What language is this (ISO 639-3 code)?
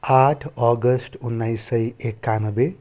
nep